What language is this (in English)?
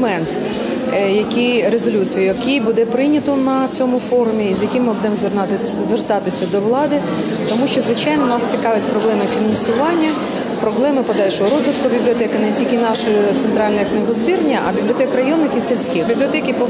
Ukrainian